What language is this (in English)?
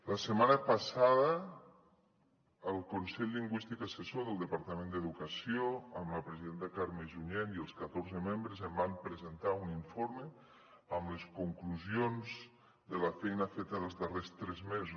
Catalan